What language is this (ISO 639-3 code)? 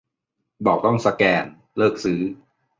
tha